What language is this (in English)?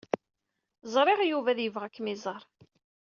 Kabyle